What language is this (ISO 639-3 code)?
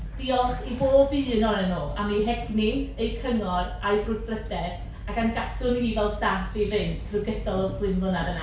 cym